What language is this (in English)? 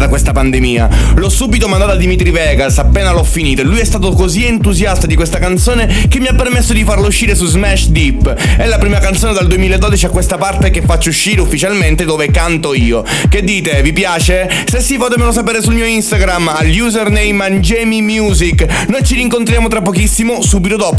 Italian